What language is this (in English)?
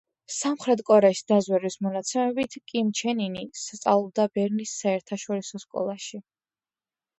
Georgian